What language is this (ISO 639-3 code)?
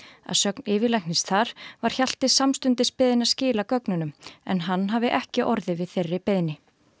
isl